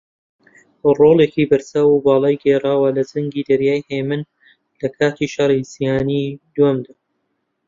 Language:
Central Kurdish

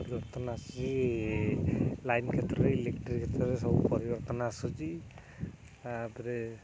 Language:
Odia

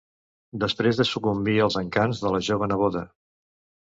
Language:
Catalan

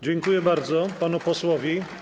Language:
Polish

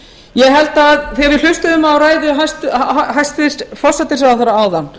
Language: Icelandic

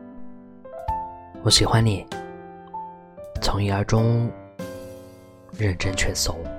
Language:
Chinese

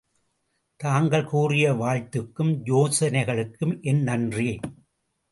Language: Tamil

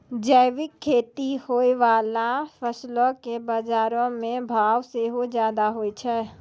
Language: Maithili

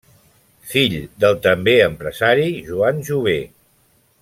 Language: Catalan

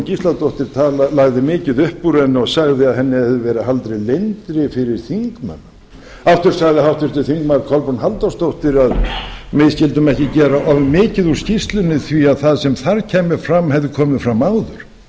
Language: Icelandic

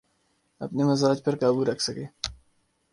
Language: Urdu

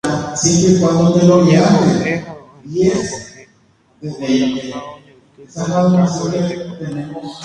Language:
Guarani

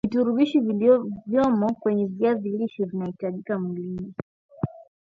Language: Swahili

